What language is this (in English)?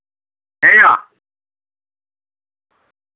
Santali